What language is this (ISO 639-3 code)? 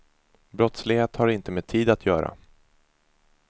swe